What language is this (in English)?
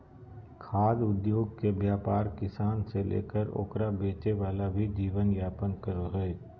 Magahi